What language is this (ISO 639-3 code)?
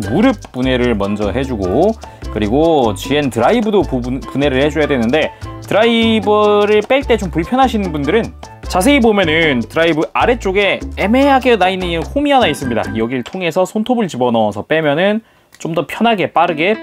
kor